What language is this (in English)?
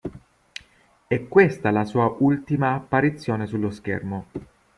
Italian